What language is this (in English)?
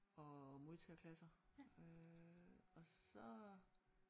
Danish